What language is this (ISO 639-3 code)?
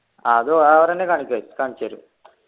mal